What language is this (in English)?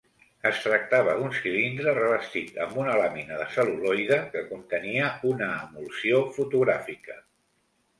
Catalan